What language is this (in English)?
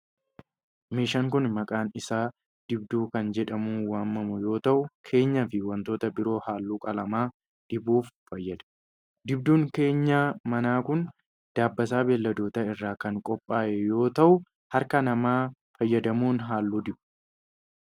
Oromo